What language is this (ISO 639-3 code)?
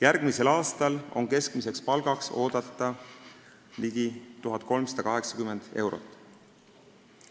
est